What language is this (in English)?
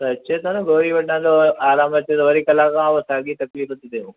Sindhi